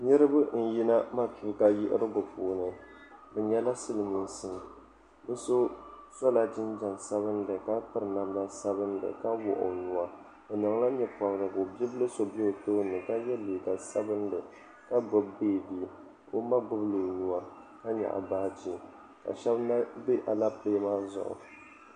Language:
Dagbani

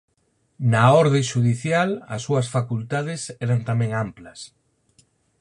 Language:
Galician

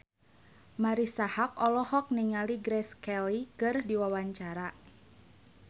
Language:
Sundanese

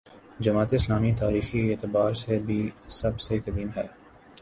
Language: Urdu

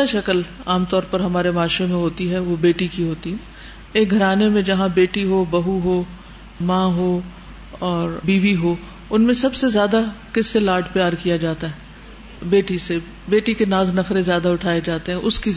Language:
Urdu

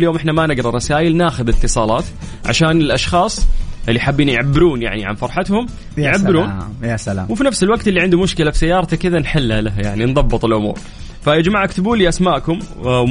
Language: Arabic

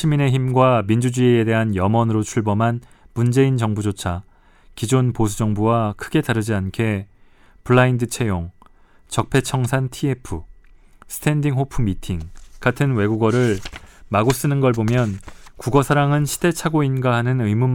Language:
Korean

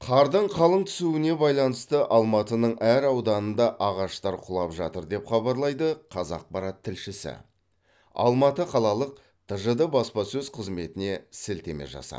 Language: Kazakh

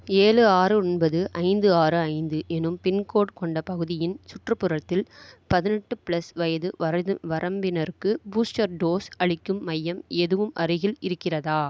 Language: Tamil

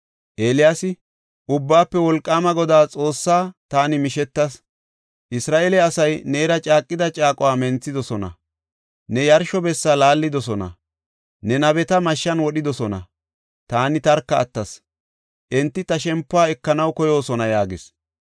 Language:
Gofa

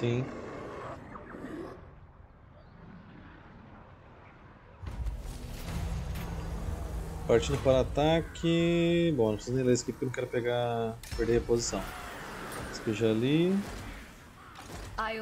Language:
Portuguese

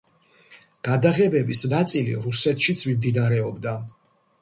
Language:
Georgian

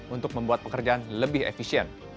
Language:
Indonesian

